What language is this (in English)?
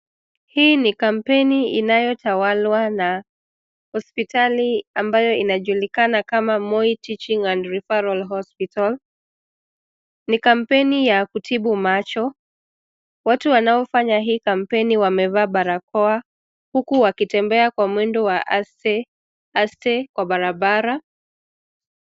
Swahili